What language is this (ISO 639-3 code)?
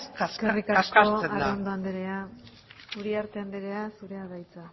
eus